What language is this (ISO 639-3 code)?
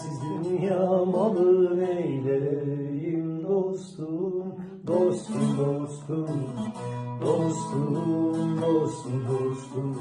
tur